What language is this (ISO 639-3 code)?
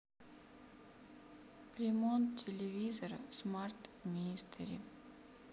rus